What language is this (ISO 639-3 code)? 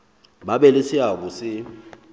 sot